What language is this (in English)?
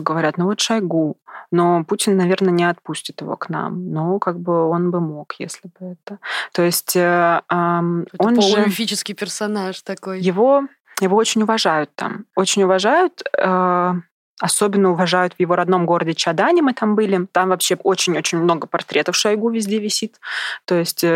Russian